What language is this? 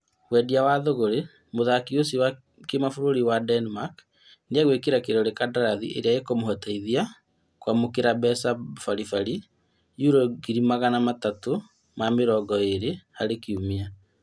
Kikuyu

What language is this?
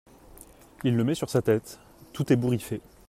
French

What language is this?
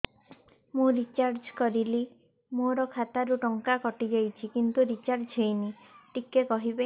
Odia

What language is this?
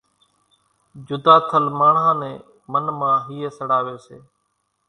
Kachi Koli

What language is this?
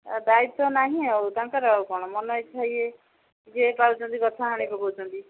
Odia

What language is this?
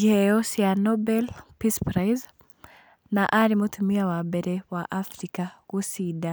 Kikuyu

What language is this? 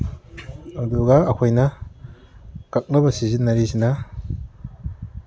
Manipuri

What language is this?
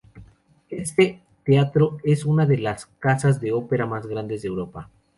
Spanish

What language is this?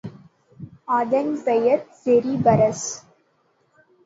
Tamil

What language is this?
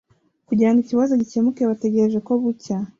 Kinyarwanda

